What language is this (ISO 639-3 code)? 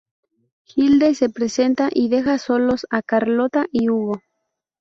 spa